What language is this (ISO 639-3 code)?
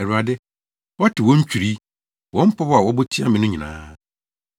aka